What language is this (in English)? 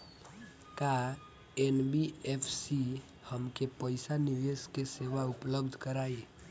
Bhojpuri